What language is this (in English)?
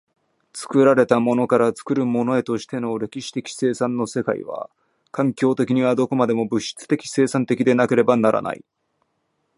Japanese